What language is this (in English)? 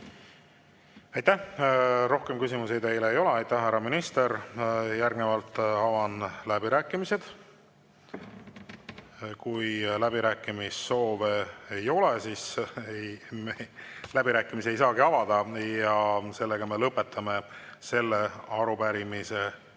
Estonian